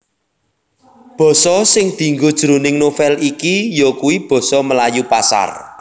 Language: Javanese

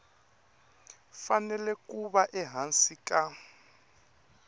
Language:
Tsonga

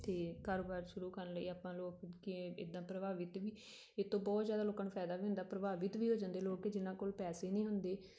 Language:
Punjabi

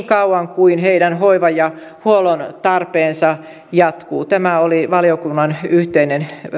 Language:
Finnish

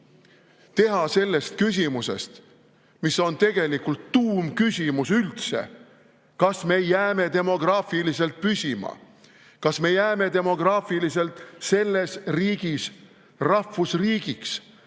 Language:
Estonian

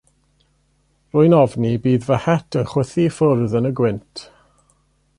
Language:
Welsh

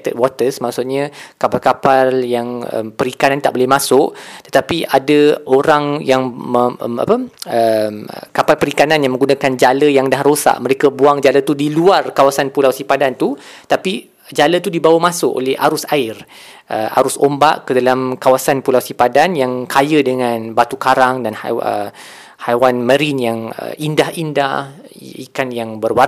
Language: Malay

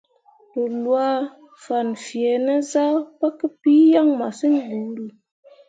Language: Mundang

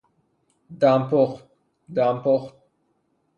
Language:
Persian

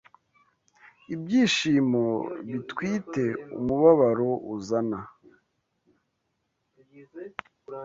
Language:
Kinyarwanda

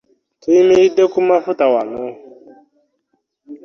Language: Ganda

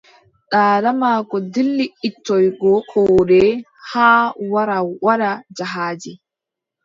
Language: Adamawa Fulfulde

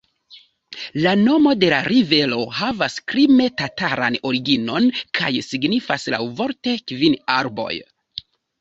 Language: Esperanto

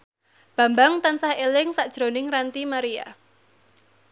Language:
Javanese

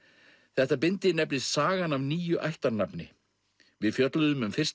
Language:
Icelandic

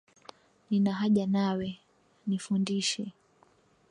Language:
Swahili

